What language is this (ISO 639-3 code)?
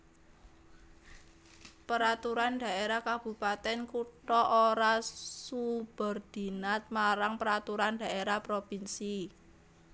jav